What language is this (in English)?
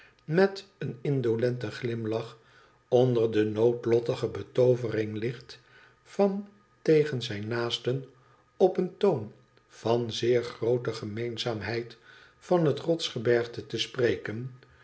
Dutch